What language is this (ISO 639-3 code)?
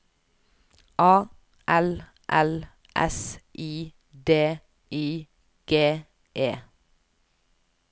nor